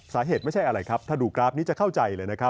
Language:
Thai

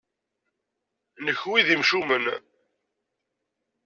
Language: Kabyle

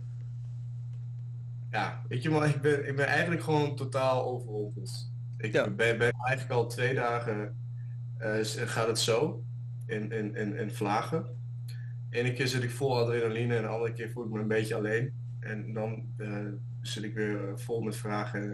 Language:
Dutch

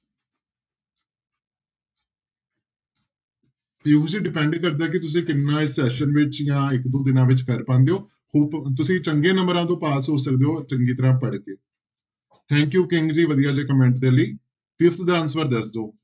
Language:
Punjabi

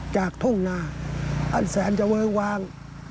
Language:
Thai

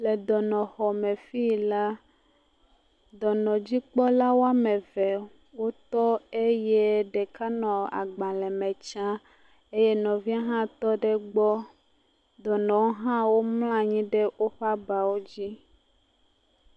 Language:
Ewe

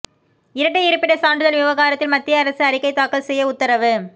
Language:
Tamil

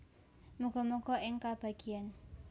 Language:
Javanese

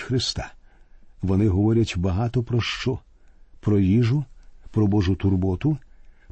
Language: Ukrainian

